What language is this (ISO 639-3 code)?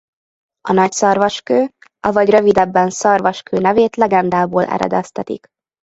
hun